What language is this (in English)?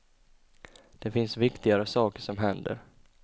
Swedish